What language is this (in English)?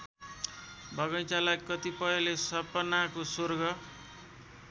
Nepali